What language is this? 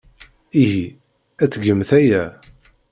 Kabyle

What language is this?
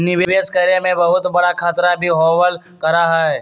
Magahi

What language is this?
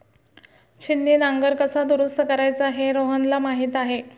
Marathi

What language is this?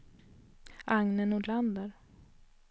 Swedish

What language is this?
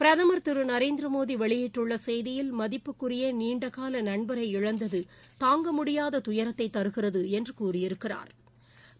Tamil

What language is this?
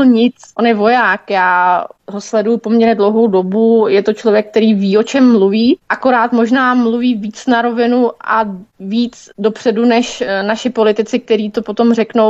Czech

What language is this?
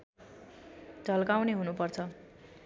Nepali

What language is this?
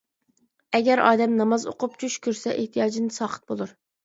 Uyghur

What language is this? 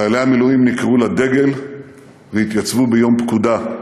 Hebrew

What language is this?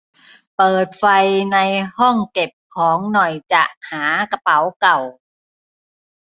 Thai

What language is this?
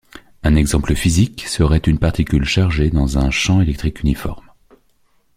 French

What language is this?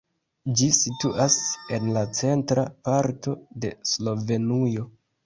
Esperanto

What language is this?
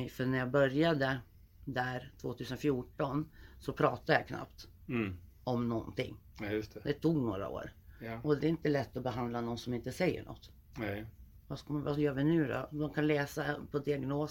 Swedish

